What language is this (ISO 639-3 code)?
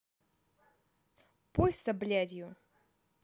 rus